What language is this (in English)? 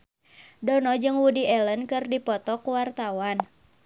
Sundanese